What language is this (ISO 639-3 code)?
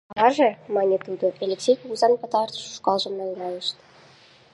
chm